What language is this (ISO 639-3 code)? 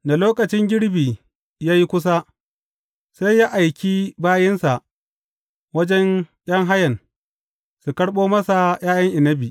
hau